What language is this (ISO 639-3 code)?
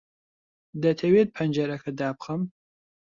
ckb